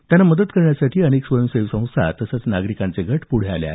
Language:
Marathi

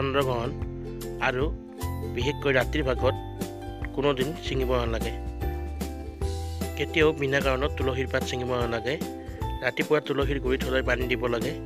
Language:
Hindi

